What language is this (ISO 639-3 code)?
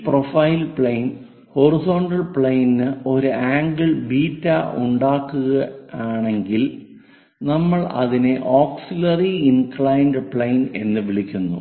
mal